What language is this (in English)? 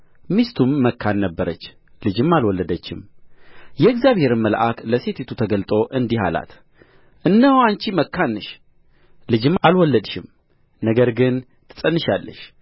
Amharic